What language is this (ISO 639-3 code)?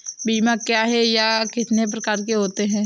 hin